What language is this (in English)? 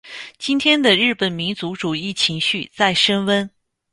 Chinese